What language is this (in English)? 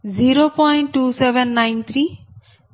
Telugu